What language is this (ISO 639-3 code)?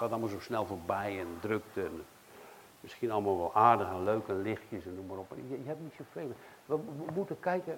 nld